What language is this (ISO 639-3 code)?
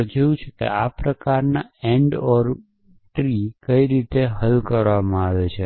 guj